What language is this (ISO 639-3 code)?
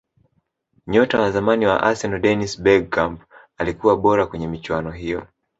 swa